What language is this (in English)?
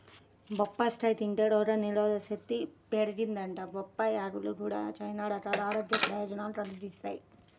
Telugu